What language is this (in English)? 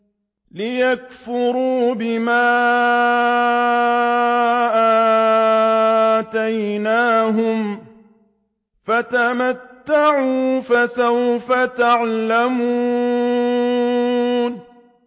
Arabic